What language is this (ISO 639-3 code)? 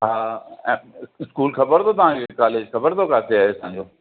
snd